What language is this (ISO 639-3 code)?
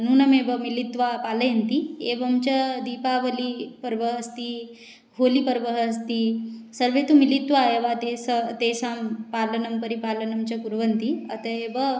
san